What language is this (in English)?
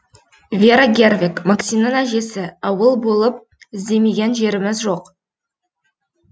Kazakh